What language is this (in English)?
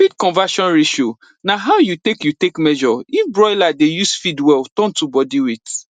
Nigerian Pidgin